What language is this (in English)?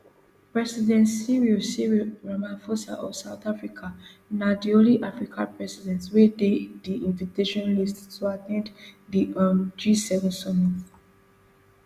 Nigerian Pidgin